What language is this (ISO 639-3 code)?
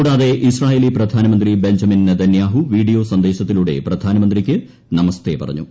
mal